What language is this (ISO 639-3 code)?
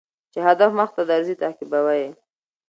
pus